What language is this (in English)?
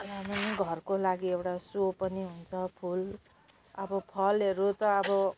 Nepali